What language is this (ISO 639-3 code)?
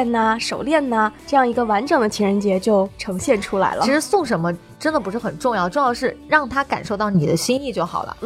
zho